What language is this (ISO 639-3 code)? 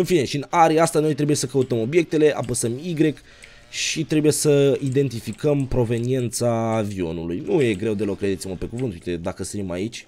ron